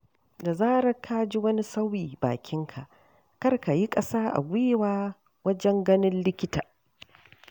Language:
Hausa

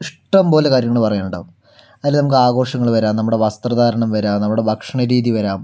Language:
Malayalam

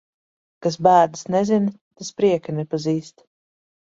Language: Latvian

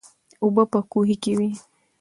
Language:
Pashto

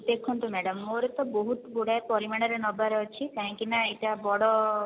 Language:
Odia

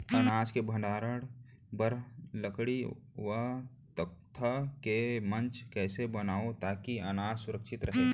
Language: Chhattisgarhi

